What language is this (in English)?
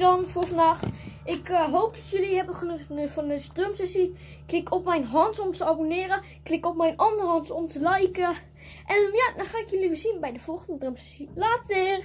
Dutch